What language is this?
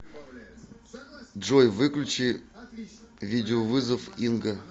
Russian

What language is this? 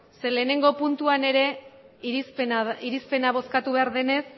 Basque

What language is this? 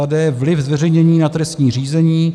Czech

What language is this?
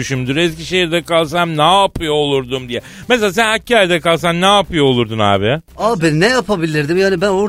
Turkish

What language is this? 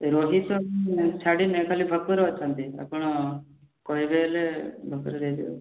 Odia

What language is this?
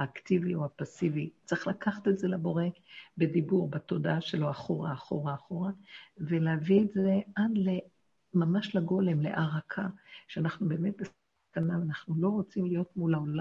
Hebrew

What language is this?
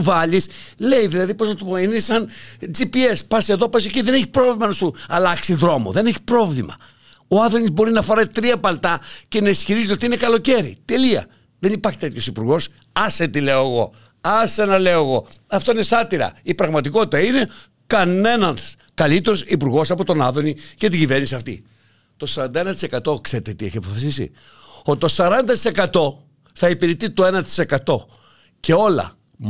Greek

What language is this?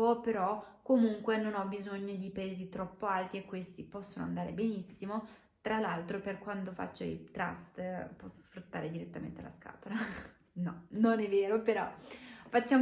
Italian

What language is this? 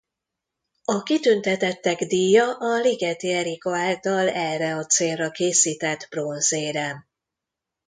Hungarian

